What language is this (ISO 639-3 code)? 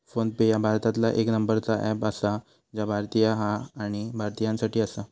mar